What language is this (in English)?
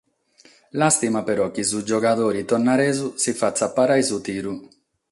Sardinian